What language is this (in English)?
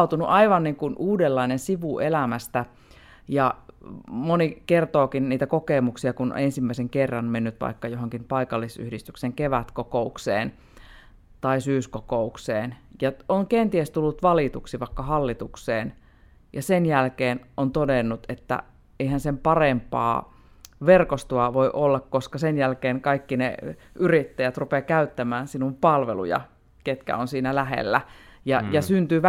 Finnish